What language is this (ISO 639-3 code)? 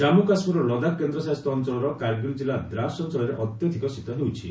ori